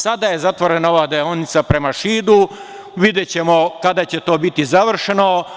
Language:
Serbian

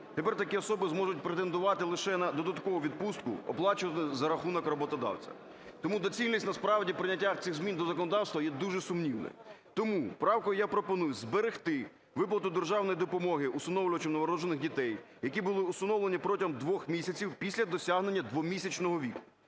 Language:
Ukrainian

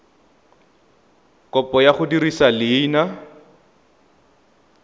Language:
Tswana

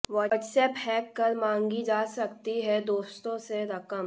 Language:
Hindi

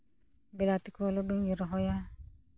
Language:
Santali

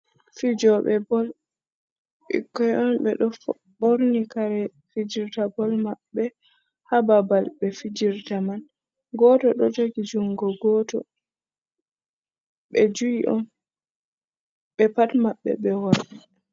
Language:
Fula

